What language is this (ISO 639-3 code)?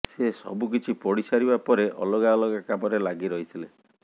ori